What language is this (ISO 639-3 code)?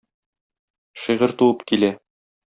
tat